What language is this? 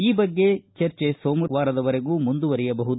Kannada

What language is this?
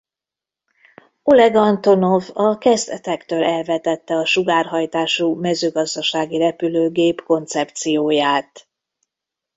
Hungarian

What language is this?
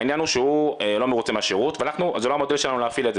Hebrew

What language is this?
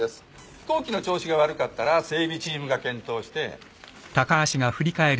Japanese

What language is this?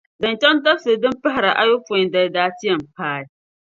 Dagbani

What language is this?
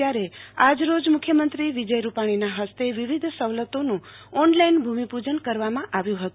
Gujarati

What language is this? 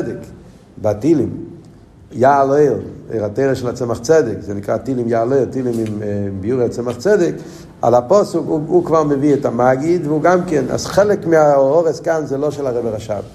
Hebrew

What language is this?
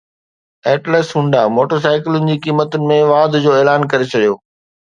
Sindhi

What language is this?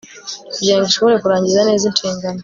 Kinyarwanda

